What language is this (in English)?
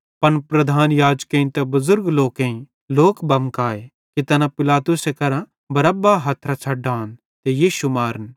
Bhadrawahi